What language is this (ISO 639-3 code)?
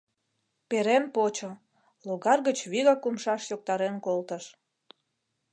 chm